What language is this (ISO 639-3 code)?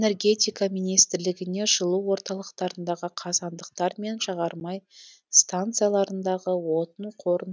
kaz